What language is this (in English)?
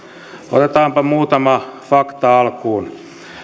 Finnish